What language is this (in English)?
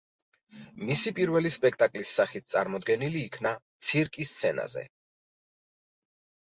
Georgian